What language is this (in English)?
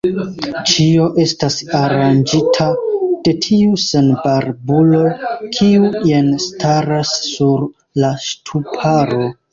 Esperanto